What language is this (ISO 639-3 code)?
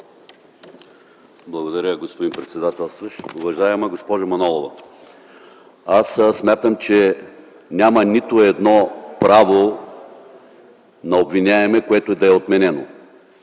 bul